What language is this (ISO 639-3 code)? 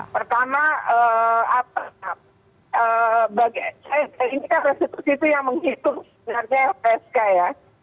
ind